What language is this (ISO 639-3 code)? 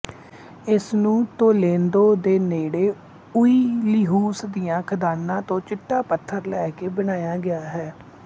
pan